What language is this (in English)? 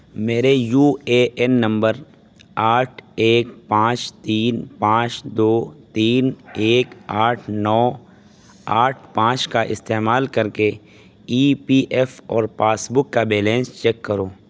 Urdu